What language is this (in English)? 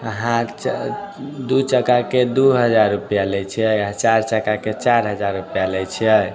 Maithili